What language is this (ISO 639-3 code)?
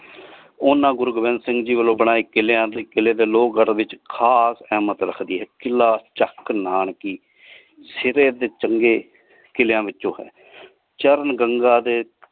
pan